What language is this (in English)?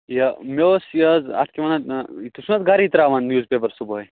Kashmiri